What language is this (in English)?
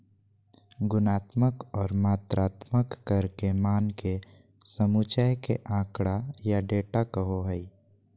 Magahi